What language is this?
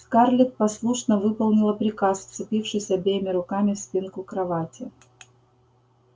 Russian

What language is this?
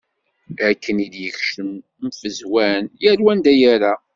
Kabyle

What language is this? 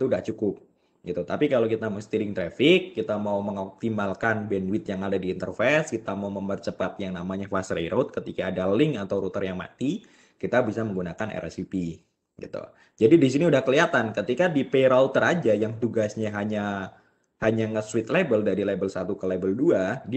Indonesian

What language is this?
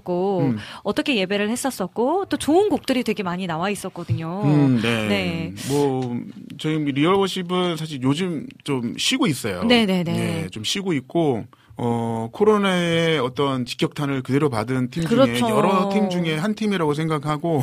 Korean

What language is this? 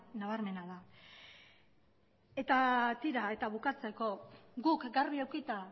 Basque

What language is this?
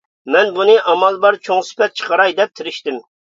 Uyghur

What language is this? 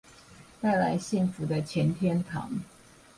Chinese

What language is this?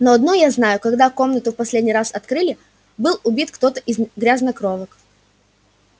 Russian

